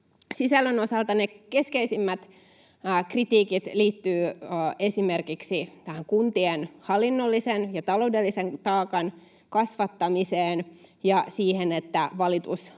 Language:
Finnish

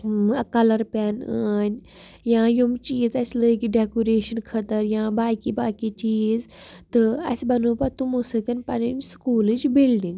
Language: Kashmiri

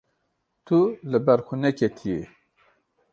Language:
Kurdish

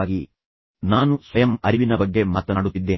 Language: Kannada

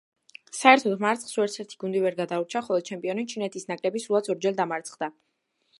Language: Georgian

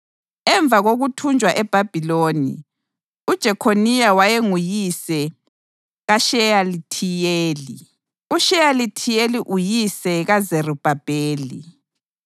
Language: North Ndebele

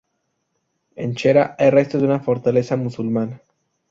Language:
Spanish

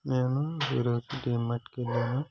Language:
Telugu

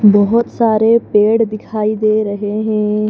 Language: Hindi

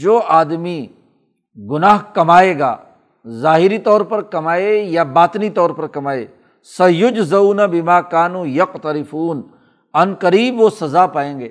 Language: Urdu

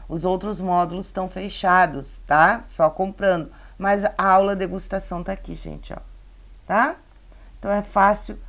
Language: Portuguese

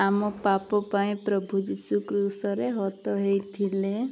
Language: Odia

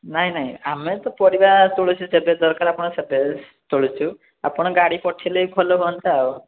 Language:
Odia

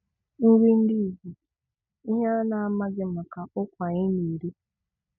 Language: Igbo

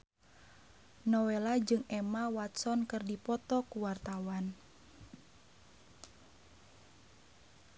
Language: Sundanese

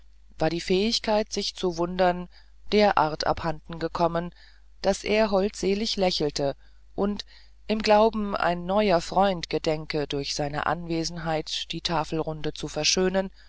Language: German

